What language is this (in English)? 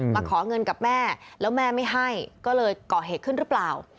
Thai